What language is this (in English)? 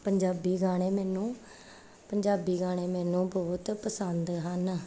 Punjabi